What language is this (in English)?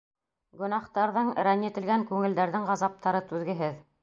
Bashkir